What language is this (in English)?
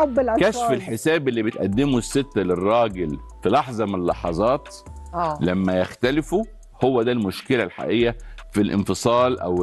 Arabic